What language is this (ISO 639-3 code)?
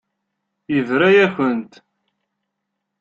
kab